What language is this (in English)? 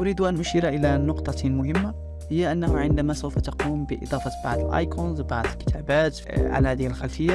Arabic